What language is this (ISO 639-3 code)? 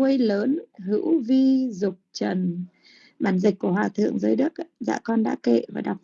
vie